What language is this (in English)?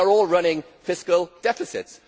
English